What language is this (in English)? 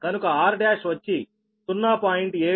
Telugu